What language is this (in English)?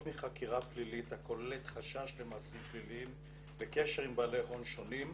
Hebrew